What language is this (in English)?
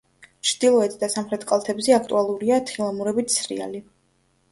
Georgian